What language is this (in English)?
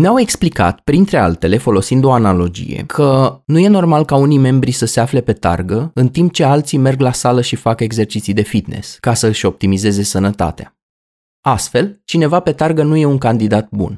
Romanian